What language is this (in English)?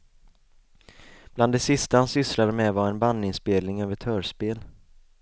Swedish